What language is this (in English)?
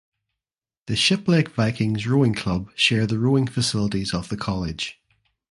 English